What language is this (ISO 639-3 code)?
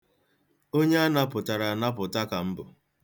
ibo